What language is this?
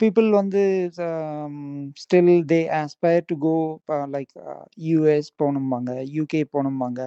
Tamil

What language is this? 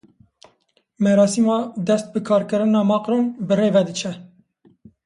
Kurdish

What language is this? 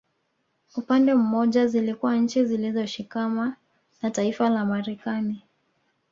Swahili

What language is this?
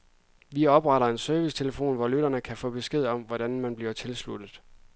Danish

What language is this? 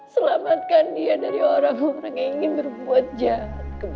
Indonesian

